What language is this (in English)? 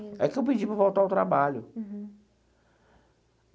Portuguese